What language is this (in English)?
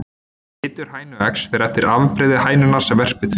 Icelandic